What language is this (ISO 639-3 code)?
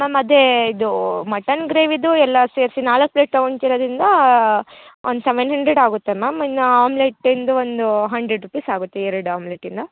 kan